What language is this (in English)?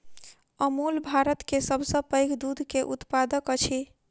Maithili